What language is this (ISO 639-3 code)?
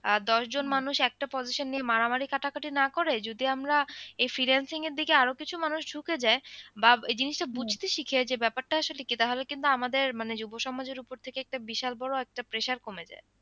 ben